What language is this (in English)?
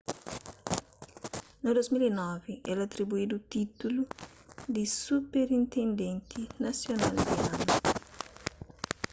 Kabuverdianu